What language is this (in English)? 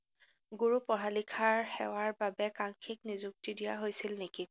Assamese